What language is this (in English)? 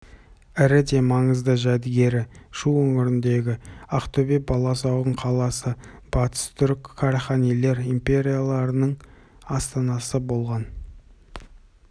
Kazakh